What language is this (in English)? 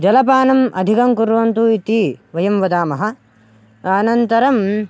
Sanskrit